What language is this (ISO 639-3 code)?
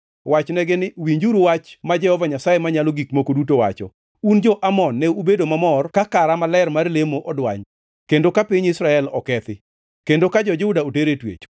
luo